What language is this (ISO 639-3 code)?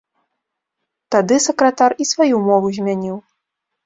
bel